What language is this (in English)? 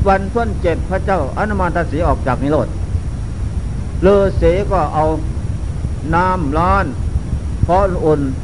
Thai